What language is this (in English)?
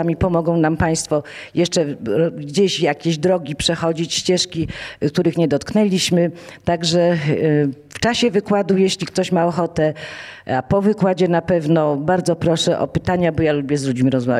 Polish